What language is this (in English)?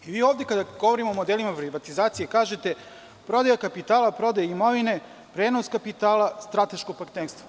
Serbian